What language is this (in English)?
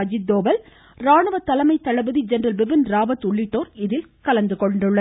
Tamil